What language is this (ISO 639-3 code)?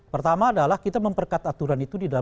ind